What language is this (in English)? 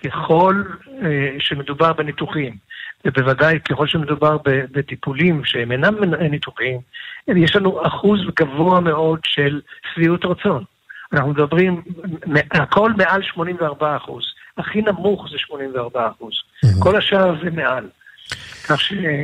Hebrew